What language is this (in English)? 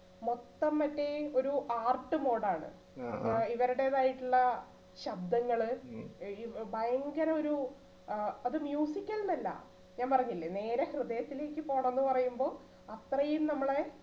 Malayalam